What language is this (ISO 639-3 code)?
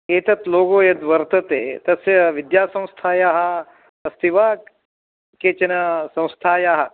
san